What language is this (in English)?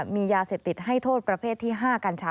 Thai